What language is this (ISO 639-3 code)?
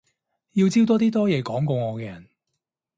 yue